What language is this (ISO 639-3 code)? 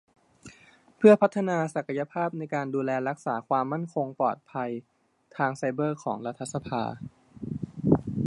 tha